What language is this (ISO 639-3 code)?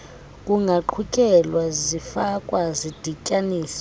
xho